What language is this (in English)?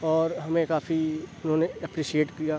Urdu